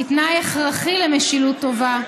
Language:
Hebrew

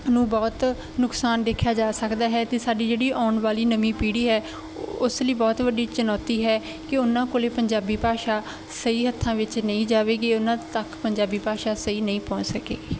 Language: Punjabi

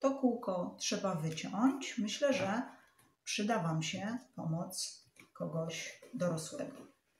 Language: Polish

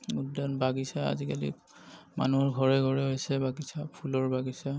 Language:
Assamese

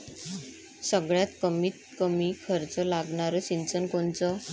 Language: Marathi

